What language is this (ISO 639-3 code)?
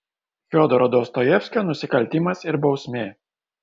lit